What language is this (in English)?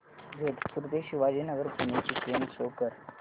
Marathi